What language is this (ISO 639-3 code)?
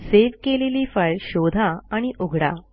mar